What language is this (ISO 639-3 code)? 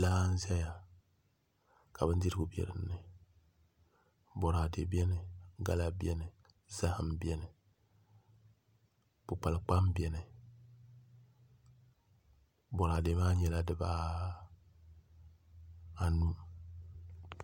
dag